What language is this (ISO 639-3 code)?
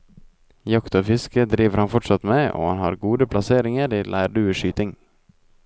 nor